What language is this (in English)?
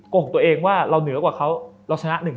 Thai